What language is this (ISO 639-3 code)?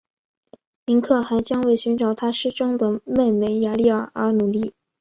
zho